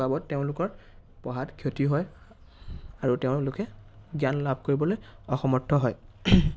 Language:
Assamese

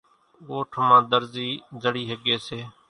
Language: Kachi Koli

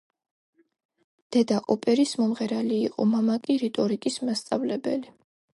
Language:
Georgian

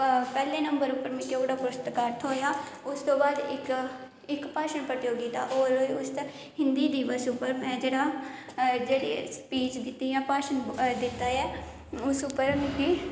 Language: Dogri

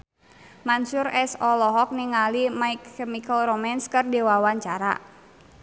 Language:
Sundanese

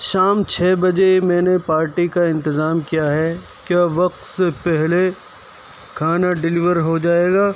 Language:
Urdu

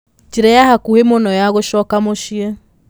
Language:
Kikuyu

